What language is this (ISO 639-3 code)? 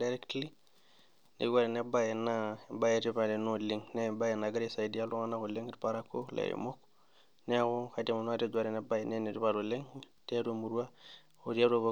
mas